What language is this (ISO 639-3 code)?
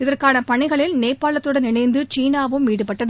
tam